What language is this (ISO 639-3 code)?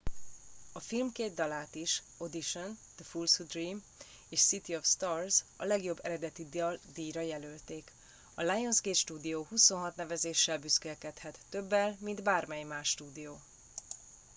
hun